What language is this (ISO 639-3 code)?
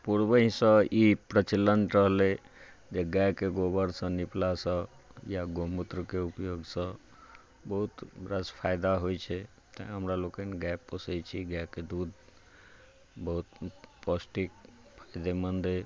mai